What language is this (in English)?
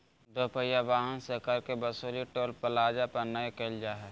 Magahi